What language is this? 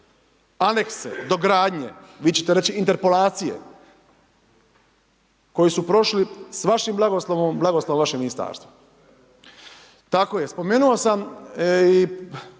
Croatian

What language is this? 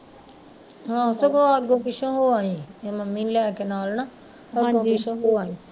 Punjabi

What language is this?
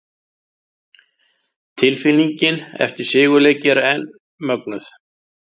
Icelandic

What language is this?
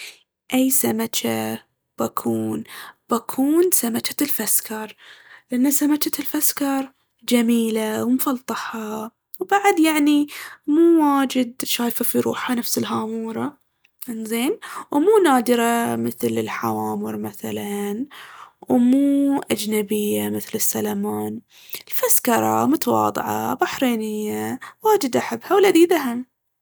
Baharna Arabic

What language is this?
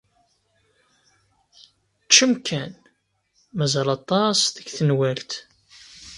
Kabyle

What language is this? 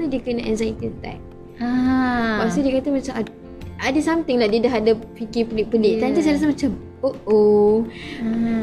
Malay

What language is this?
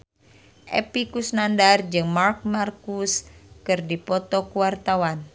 Sundanese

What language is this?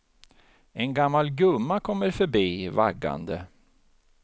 Swedish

